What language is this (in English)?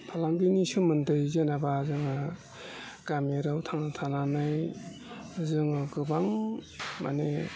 Bodo